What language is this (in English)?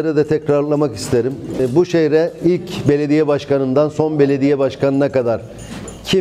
Turkish